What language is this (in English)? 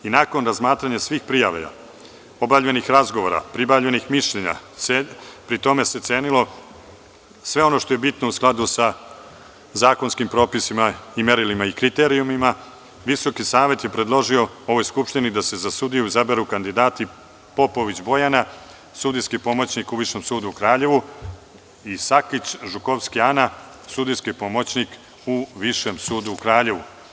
Serbian